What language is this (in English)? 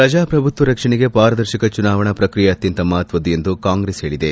Kannada